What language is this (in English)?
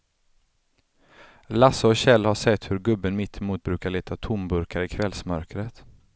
Swedish